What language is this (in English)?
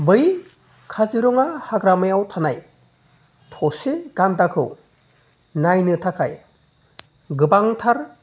Bodo